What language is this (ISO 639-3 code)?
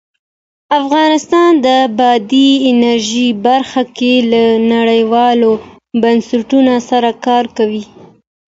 pus